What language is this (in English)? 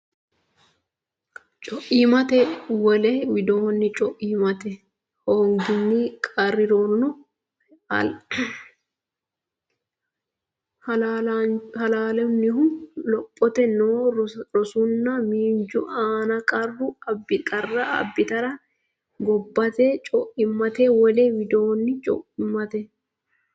Sidamo